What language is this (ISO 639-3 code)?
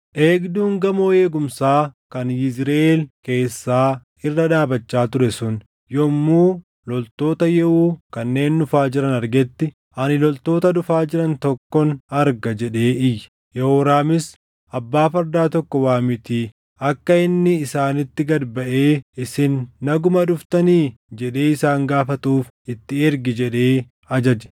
orm